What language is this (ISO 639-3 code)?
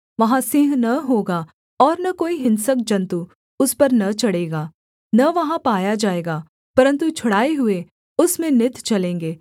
hin